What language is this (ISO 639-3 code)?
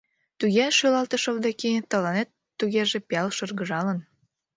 chm